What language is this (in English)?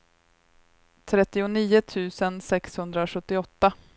Swedish